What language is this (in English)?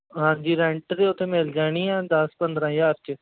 Punjabi